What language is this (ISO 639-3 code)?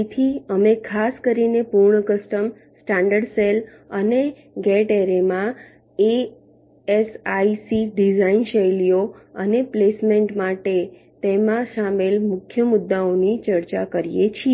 guj